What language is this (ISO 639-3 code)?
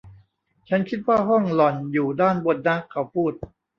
tha